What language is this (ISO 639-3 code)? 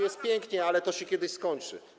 pol